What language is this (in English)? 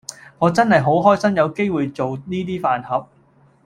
Cantonese